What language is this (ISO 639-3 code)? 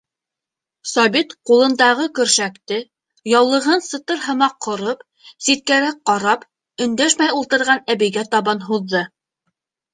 bak